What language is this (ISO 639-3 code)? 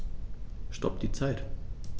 deu